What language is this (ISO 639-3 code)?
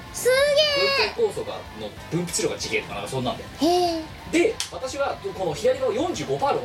jpn